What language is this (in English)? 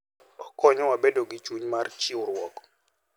Luo (Kenya and Tanzania)